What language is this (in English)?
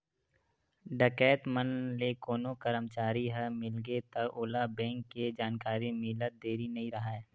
Chhattisgarhi